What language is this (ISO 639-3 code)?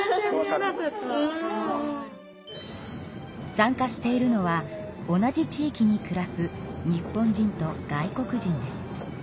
jpn